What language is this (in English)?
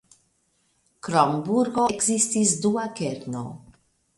Esperanto